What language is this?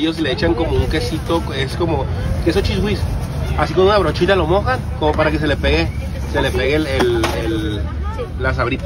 Spanish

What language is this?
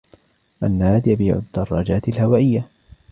Arabic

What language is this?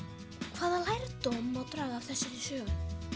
Icelandic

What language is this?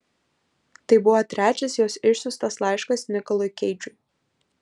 Lithuanian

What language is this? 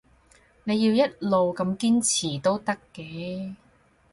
Cantonese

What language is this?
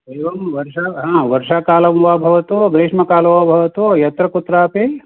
Sanskrit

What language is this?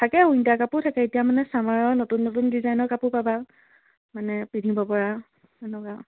Assamese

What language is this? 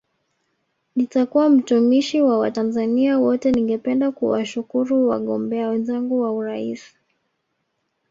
Swahili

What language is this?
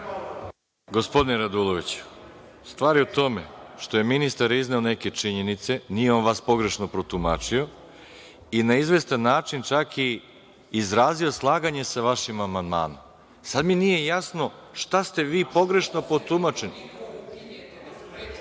Serbian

